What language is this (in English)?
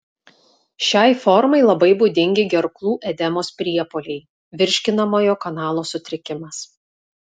Lithuanian